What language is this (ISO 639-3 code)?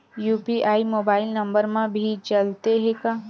hne